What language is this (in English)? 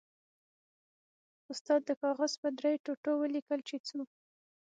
Pashto